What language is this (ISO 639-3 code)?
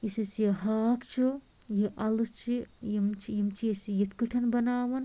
kas